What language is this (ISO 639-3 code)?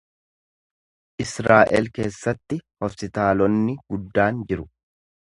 orm